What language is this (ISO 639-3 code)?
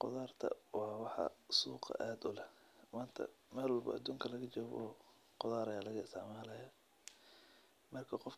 som